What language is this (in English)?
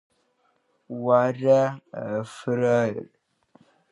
Abkhazian